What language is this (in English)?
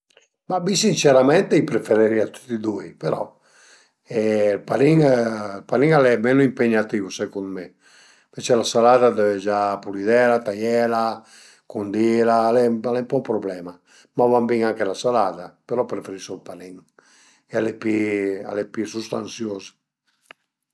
Piedmontese